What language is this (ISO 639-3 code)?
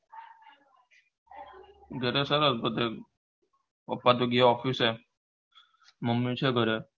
guj